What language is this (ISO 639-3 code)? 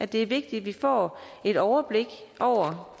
dan